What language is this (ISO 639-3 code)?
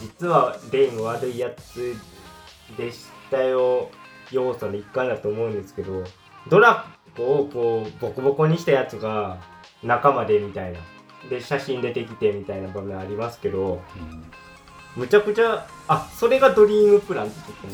jpn